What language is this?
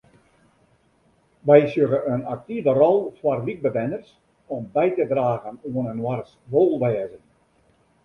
Western Frisian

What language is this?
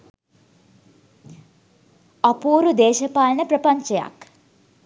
Sinhala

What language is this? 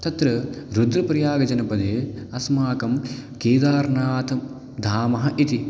Sanskrit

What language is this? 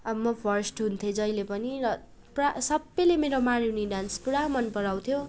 Nepali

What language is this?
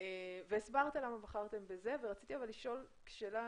Hebrew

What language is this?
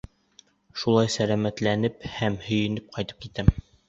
Bashkir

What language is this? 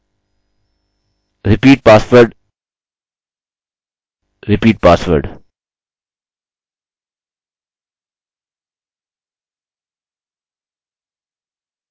Hindi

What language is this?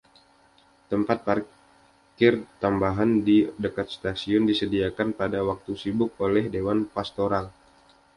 Indonesian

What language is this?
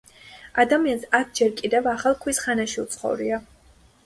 Georgian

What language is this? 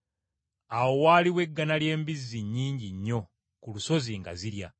Ganda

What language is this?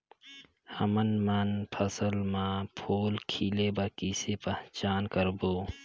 Chhattisgarhi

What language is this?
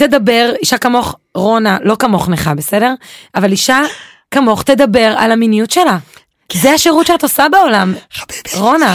Hebrew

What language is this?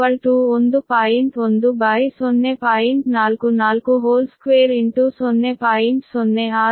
Kannada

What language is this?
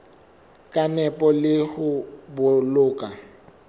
Southern Sotho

